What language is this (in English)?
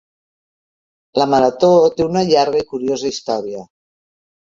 Catalan